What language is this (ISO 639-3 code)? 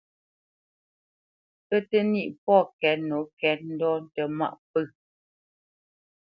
bce